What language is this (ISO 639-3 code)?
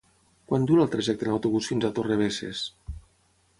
cat